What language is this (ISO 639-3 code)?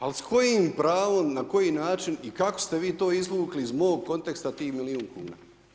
hrv